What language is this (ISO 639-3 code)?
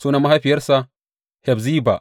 hau